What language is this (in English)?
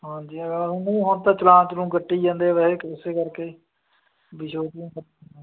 Punjabi